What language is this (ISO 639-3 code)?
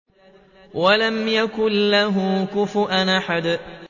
ara